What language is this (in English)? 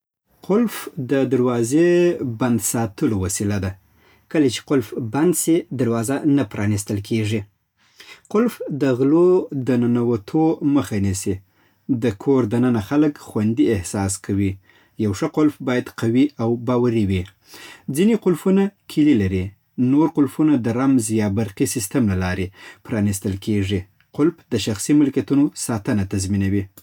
Southern Pashto